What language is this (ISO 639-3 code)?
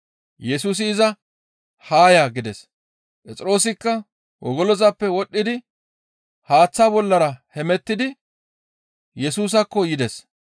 gmv